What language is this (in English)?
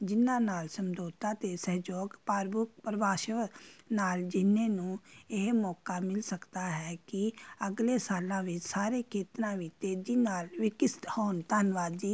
Punjabi